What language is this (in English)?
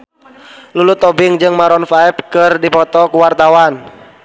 Sundanese